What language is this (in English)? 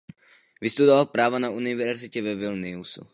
Czech